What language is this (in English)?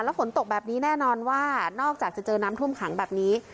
Thai